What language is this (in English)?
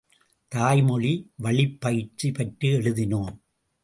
Tamil